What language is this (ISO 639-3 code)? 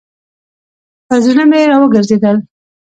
pus